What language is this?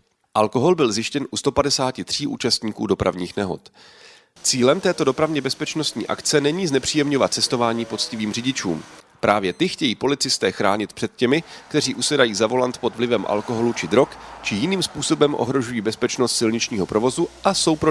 Czech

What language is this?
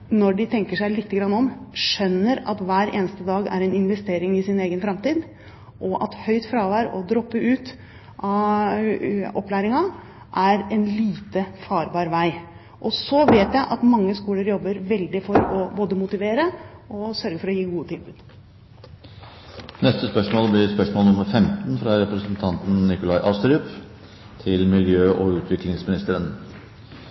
Norwegian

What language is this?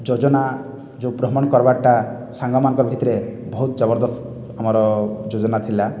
Odia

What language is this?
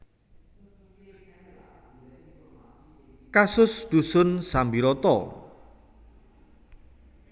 Javanese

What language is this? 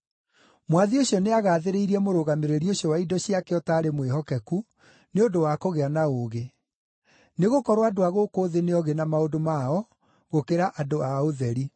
Kikuyu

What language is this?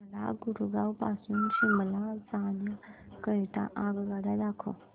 Marathi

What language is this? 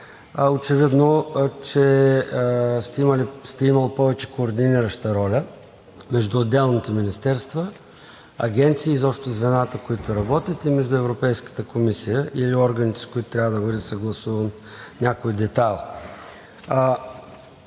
Bulgarian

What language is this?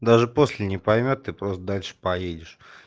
Russian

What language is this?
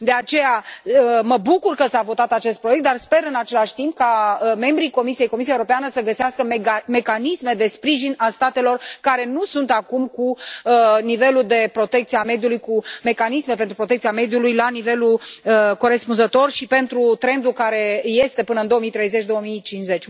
Romanian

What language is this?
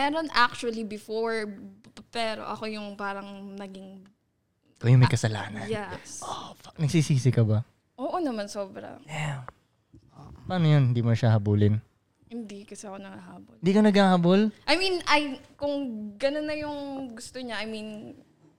Filipino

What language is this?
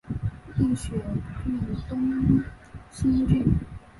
Chinese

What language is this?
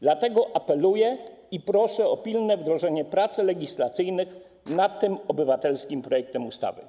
Polish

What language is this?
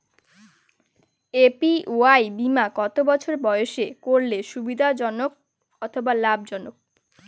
Bangla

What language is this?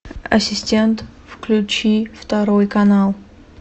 Russian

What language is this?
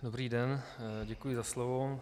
Czech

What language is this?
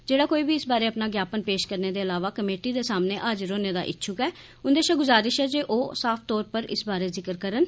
Dogri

